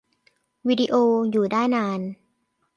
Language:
Thai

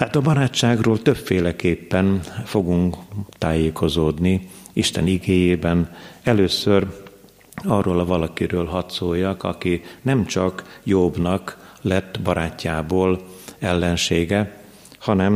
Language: Hungarian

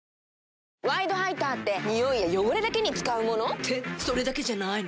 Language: Japanese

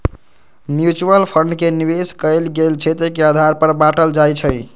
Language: Magahi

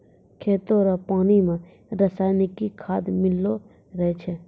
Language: Maithili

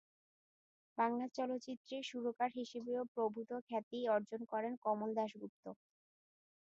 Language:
Bangla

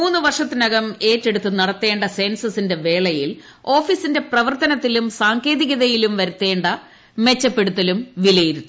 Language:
Malayalam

